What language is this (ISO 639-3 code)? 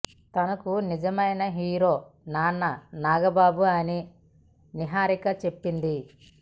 tel